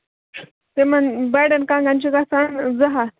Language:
Kashmiri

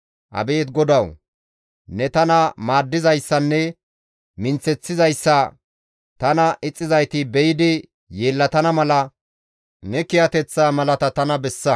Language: Gamo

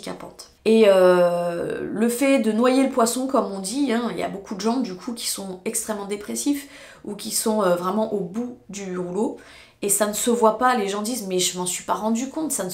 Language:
French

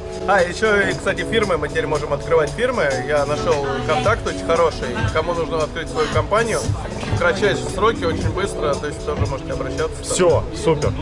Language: Russian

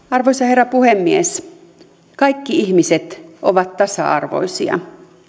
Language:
Finnish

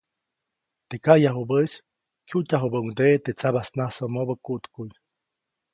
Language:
Copainalá Zoque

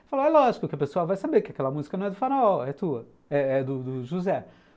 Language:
Portuguese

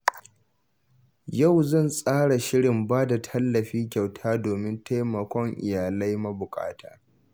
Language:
Hausa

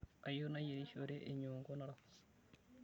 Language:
Masai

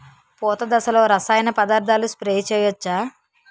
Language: Telugu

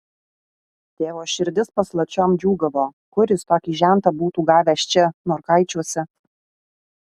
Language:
Lithuanian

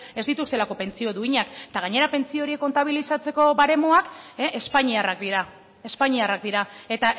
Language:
Basque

